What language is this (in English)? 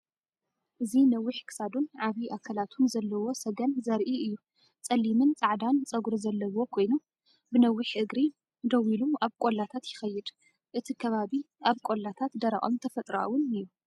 Tigrinya